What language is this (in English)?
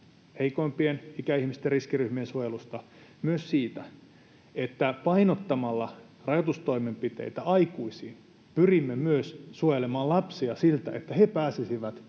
Finnish